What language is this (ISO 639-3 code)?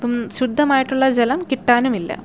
mal